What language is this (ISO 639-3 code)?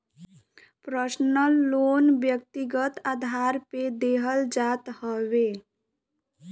bho